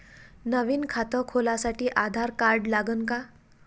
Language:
Marathi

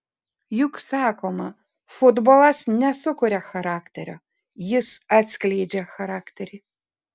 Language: Lithuanian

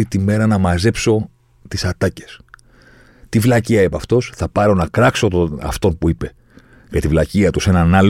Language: Greek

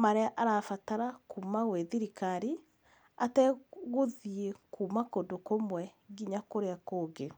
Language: Kikuyu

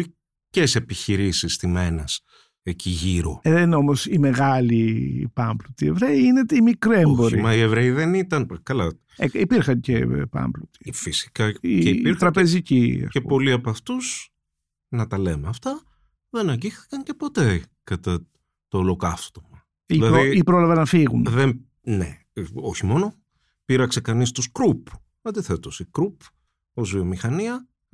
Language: Greek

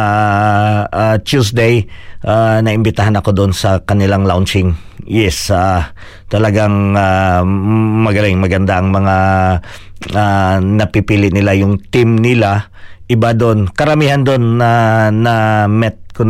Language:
Filipino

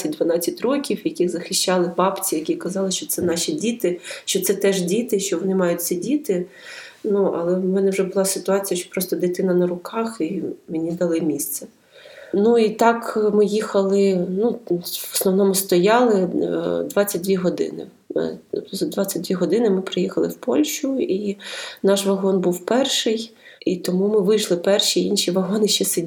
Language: Ukrainian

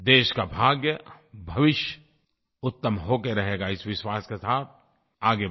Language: Hindi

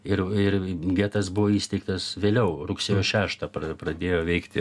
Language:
Lithuanian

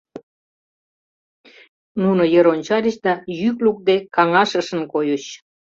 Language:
Mari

